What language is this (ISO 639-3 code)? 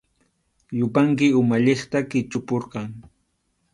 qxu